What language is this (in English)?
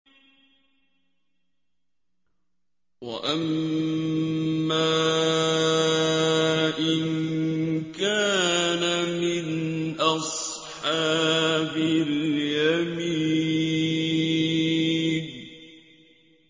Arabic